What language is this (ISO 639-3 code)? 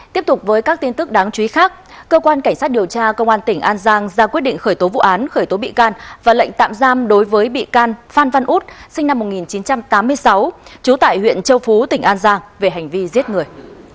vie